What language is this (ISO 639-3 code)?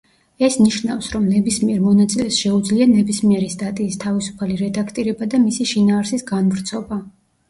kat